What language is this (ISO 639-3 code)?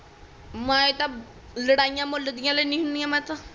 pan